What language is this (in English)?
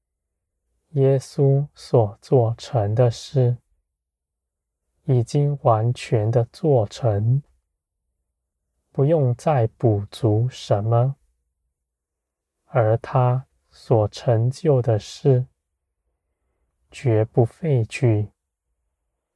Chinese